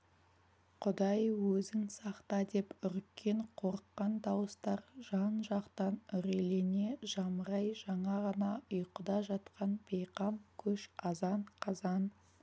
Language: Kazakh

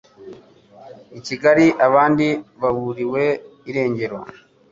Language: Kinyarwanda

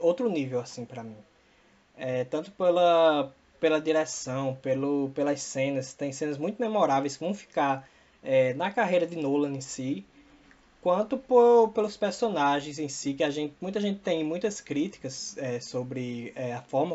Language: Portuguese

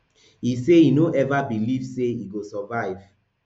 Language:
Nigerian Pidgin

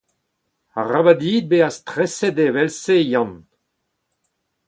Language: Breton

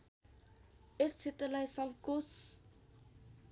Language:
Nepali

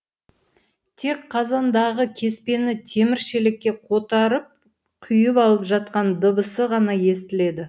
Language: Kazakh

